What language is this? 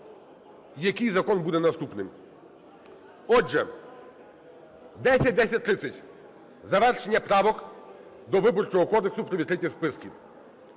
Ukrainian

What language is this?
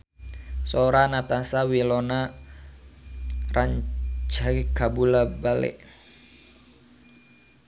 Sundanese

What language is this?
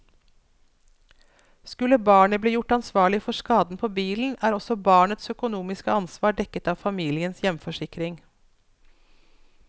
Norwegian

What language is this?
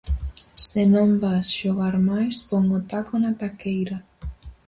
Galician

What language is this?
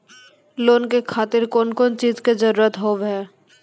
Maithili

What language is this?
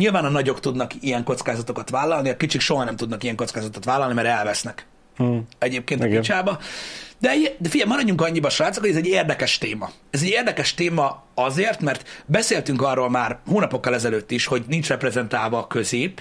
Hungarian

